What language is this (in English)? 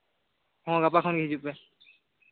Santali